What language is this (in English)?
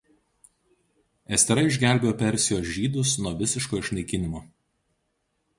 Lithuanian